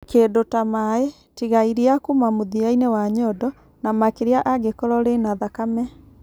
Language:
Kikuyu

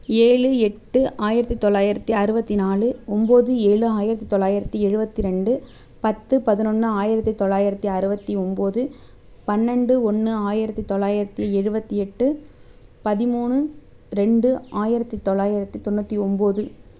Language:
Tamil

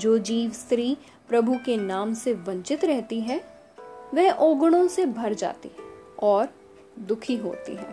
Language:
Hindi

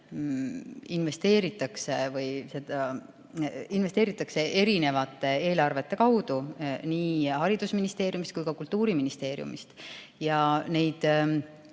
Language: Estonian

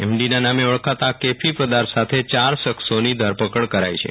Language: Gujarati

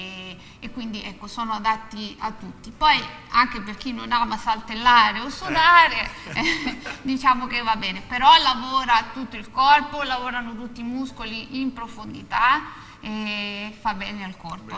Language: Italian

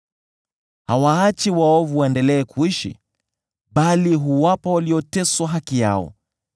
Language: Swahili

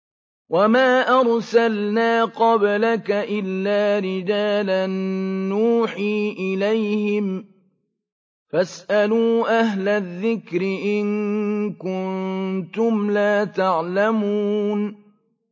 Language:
Arabic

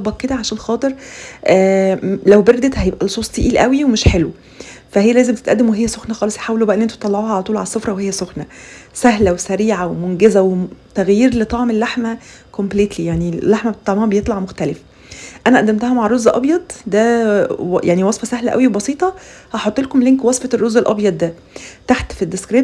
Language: Arabic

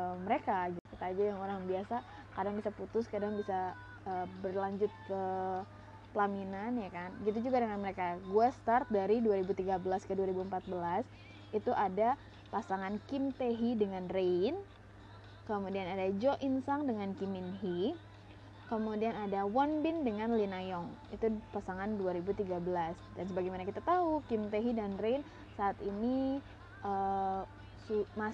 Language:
Indonesian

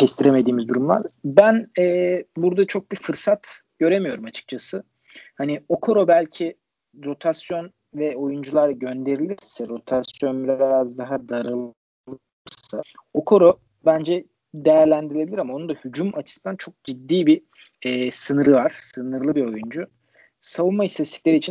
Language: Turkish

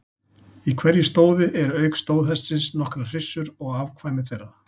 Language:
Icelandic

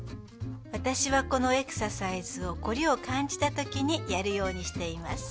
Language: Japanese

